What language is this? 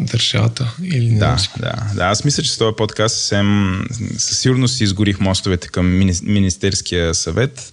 Bulgarian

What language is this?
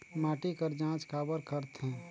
Chhattisgarhi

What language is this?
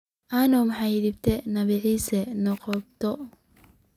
Somali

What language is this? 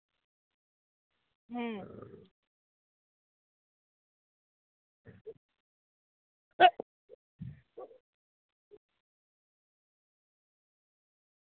Santali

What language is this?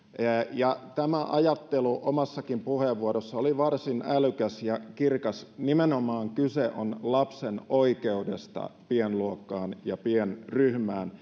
Finnish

